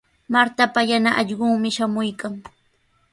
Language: Sihuas Ancash Quechua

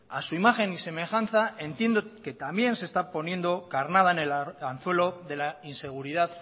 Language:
Spanish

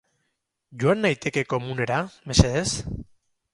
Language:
Basque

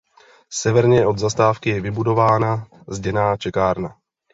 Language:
Czech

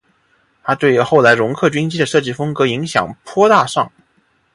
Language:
Chinese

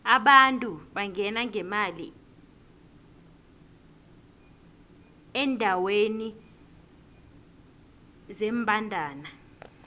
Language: South Ndebele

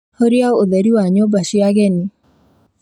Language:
Kikuyu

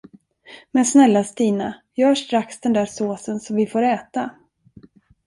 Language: Swedish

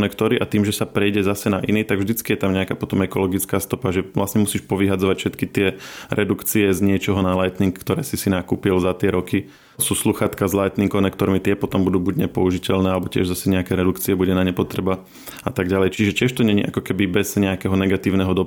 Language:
Slovak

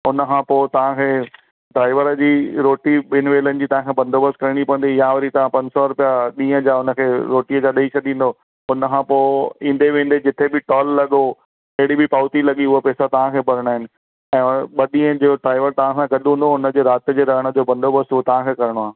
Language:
Sindhi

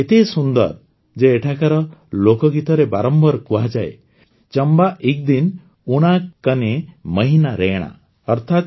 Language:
Odia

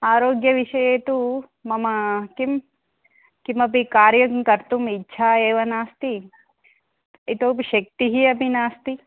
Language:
Sanskrit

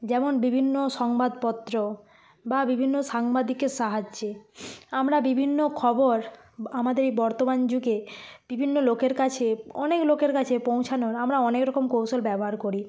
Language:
Bangla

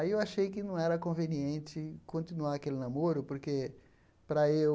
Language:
Portuguese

